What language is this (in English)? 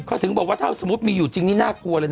Thai